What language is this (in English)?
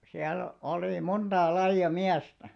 Finnish